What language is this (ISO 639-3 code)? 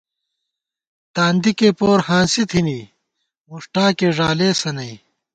gwt